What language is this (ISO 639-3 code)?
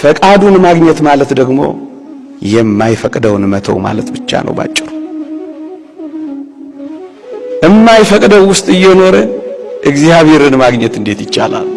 amh